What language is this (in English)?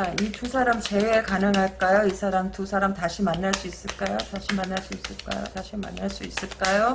Korean